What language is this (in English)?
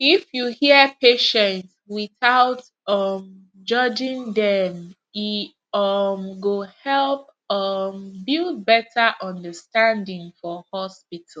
Nigerian Pidgin